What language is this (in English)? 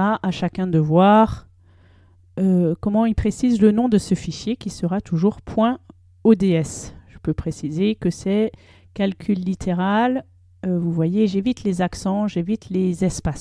French